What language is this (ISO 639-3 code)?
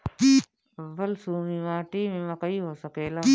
bho